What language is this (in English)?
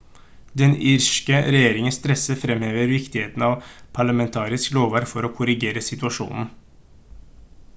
Norwegian Bokmål